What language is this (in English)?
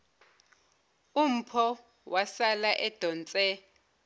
Zulu